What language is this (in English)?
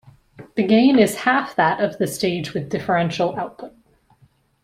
English